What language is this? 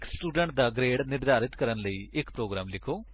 Punjabi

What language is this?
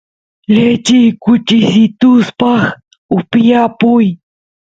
Santiago del Estero Quichua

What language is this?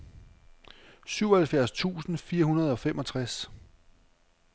Danish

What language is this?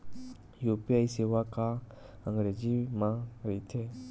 Chhattisgarhi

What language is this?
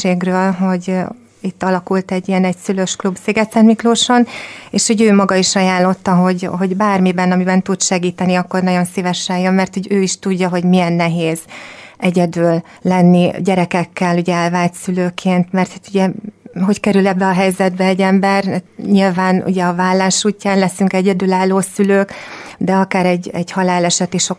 Hungarian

